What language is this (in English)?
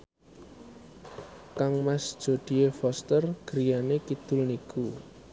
Javanese